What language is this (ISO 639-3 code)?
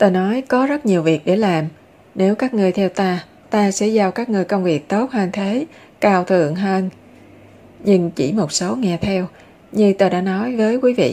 vie